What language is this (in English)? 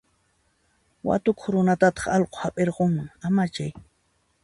Puno Quechua